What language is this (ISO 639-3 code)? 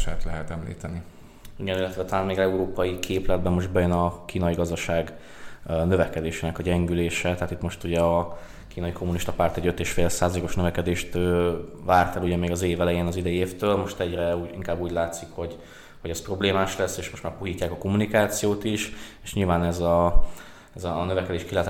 hun